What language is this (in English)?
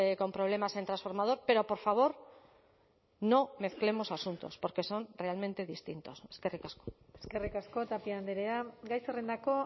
Spanish